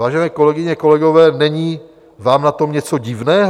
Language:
Czech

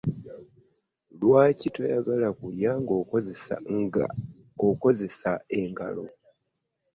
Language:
Ganda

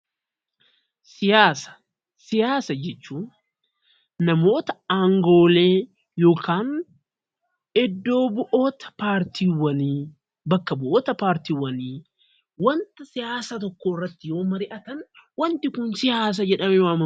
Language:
Oromo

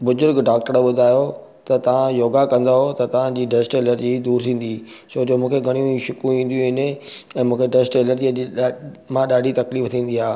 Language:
Sindhi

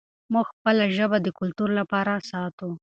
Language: Pashto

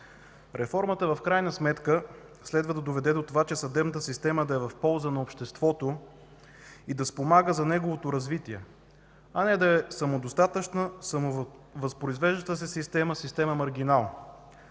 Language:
Bulgarian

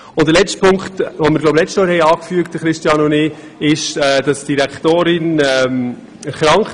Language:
Swiss German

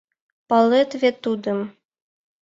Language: Mari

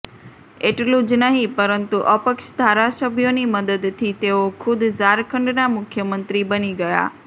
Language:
Gujarati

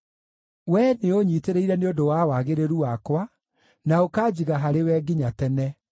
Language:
Kikuyu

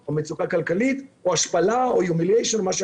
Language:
Hebrew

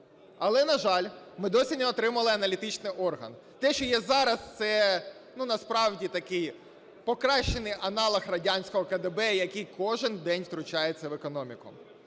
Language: Ukrainian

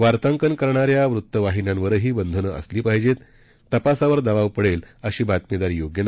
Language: Marathi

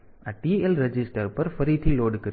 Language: Gujarati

